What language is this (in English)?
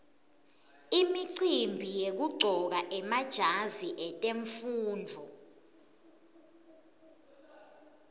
Swati